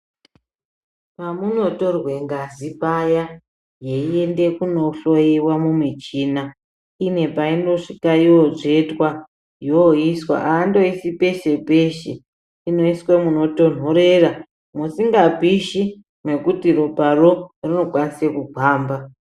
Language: Ndau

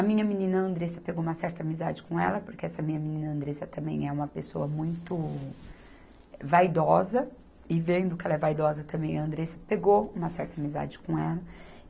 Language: Portuguese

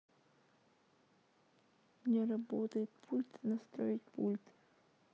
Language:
Russian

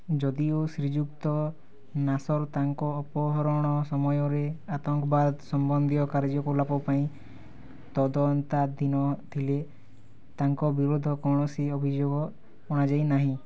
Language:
Odia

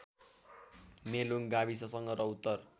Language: Nepali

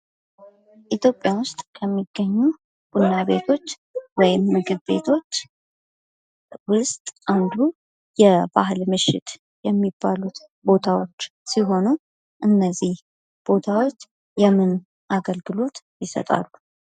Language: Amharic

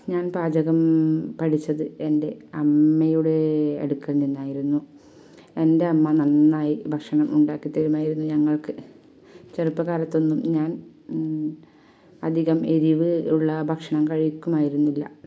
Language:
Malayalam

